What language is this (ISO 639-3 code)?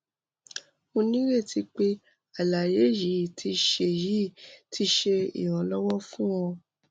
yor